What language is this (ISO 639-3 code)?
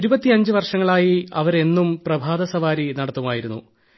mal